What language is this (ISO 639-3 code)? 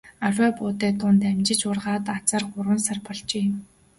mon